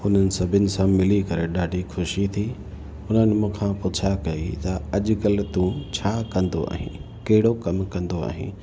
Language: Sindhi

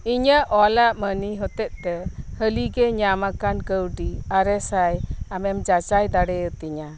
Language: Santali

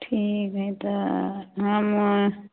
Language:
Maithili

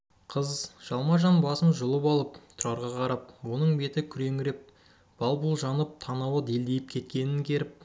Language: Kazakh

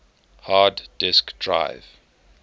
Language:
English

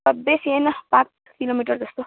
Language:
Nepali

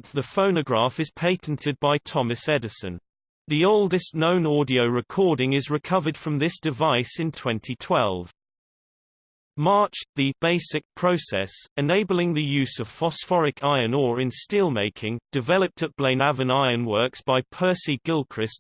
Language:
English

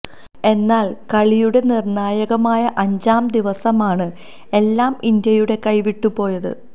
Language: Malayalam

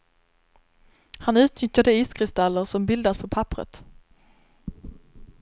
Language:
Swedish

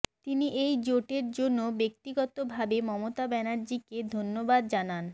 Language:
Bangla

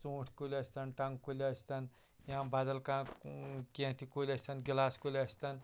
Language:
Kashmiri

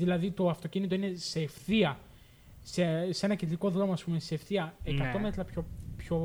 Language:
Greek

